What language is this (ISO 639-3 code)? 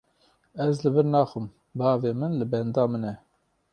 kur